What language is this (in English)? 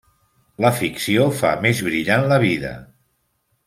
Catalan